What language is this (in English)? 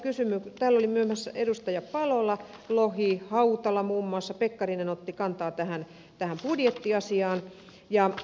Finnish